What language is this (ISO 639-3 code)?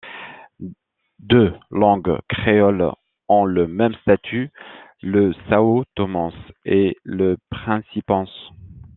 fra